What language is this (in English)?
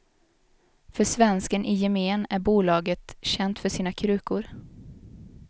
Swedish